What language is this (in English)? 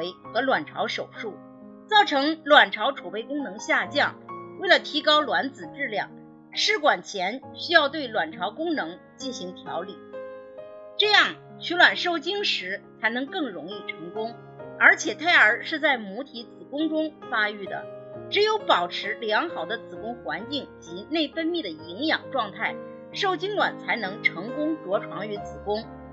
Chinese